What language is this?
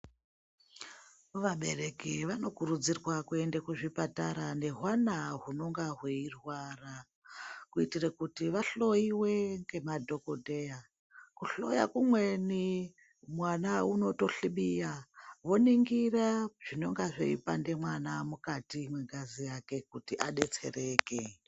Ndau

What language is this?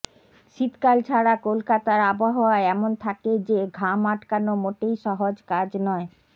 Bangla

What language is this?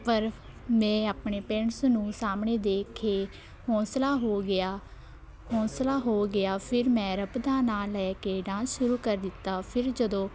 Punjabi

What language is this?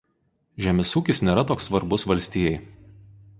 Lithuanian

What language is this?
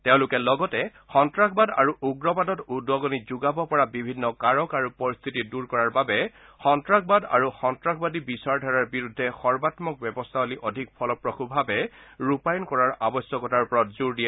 Assamese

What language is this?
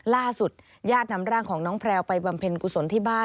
Thai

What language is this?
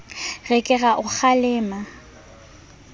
Southern Sotho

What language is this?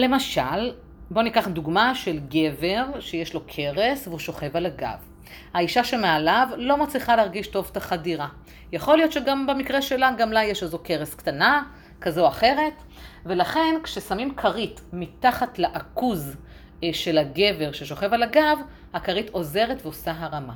Hebrew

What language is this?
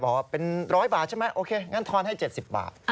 Thai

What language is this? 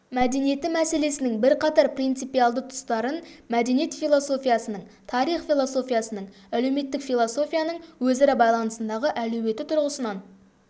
Kazakh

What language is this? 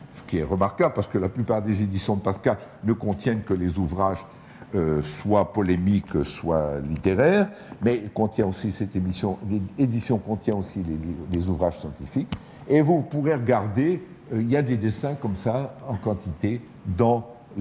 French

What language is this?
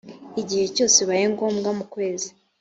Kinyarwanda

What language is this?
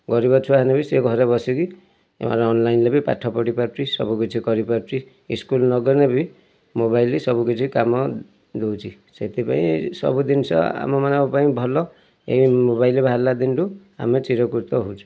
Odia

